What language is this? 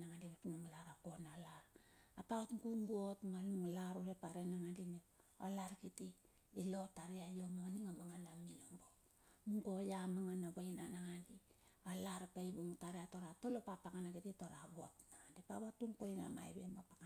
Bilur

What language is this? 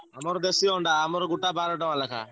Odia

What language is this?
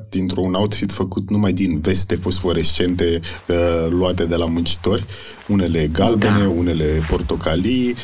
Romanian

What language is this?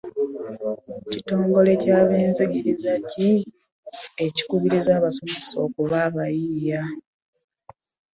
Ganda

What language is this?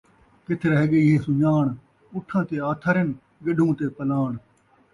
Saraiki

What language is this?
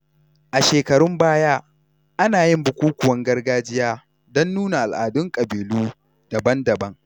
Hausa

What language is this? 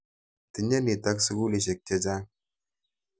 Kalenjin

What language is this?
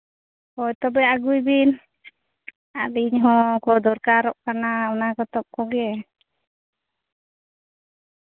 Santali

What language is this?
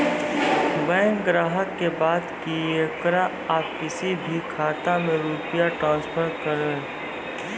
Maithili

